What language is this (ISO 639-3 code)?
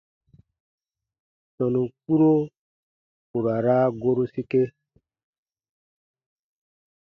bba